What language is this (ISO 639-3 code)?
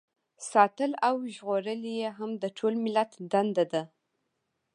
pus